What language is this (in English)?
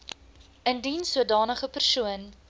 Afrikaans